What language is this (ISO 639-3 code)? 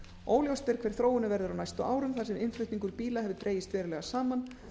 isl